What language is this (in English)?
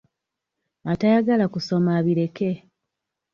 Ganda